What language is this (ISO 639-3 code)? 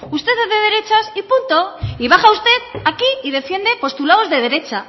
spa